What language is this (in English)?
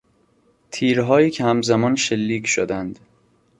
Persian